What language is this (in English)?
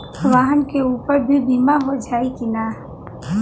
Bhojpuri